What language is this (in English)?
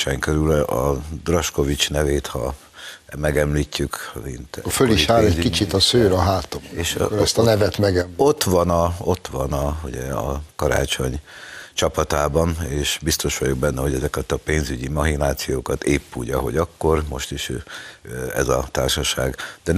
Hungarian